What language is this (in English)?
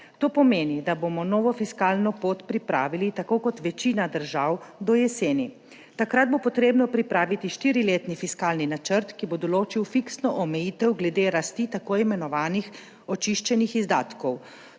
Slovenian